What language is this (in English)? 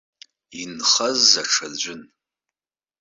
Abkhazian